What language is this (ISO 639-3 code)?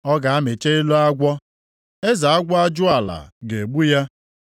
ibo